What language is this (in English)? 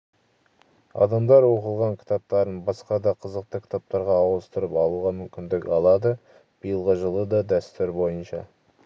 Kazakh